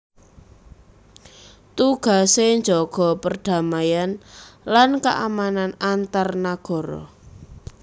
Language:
Javanese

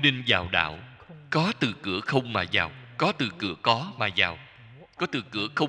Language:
Vietnamese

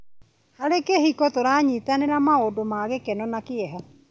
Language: Kikuyu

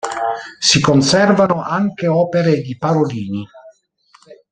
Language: Italian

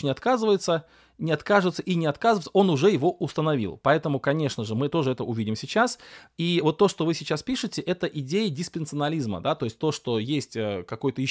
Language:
Russian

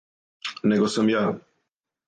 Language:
Serbian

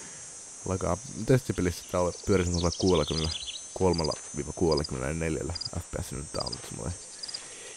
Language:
Finnish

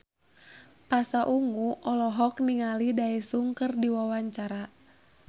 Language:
Sundanese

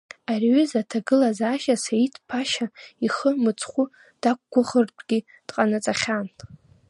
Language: Abkhazian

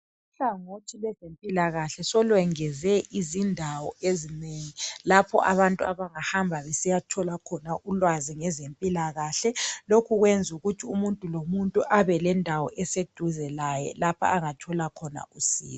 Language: North Ndebele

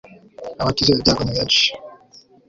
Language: Kinyarwanda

